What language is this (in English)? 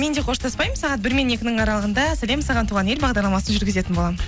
Kazakh